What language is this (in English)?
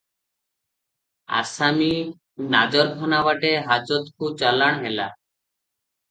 Odia